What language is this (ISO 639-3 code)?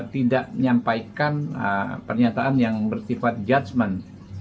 ind